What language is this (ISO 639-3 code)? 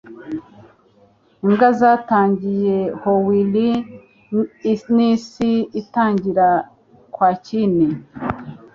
kin